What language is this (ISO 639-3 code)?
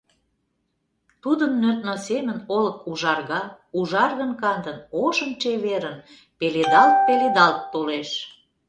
chm